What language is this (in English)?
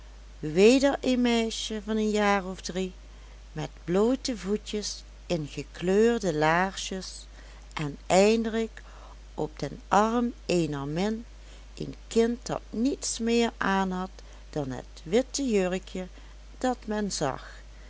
Dutch